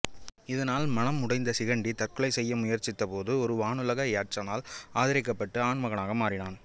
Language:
Tamil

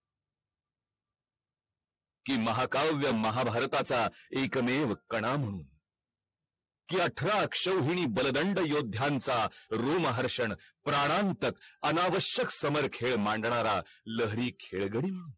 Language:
Marathi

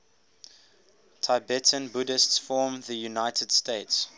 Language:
English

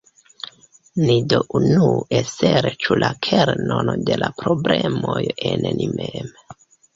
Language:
Esperanto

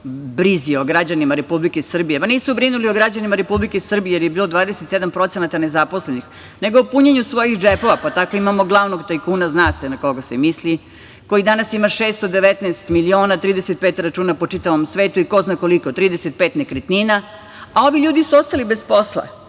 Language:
Serbian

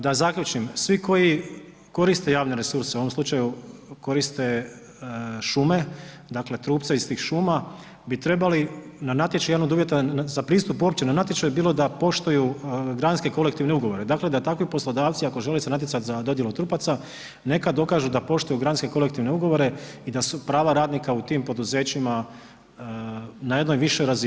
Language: Croatian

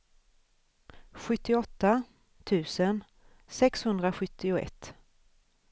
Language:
Swedish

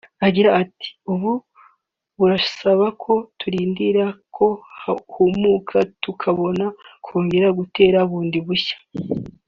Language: Kinyarwanda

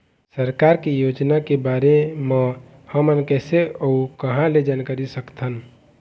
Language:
Chhattisgarhi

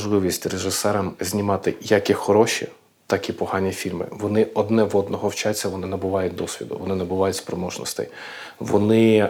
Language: Ukrainian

